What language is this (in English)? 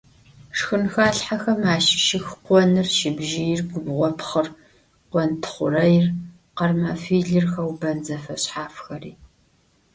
Adyghe